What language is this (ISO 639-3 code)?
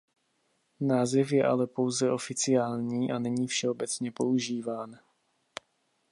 ces